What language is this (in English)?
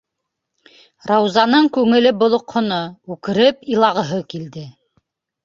Bashkir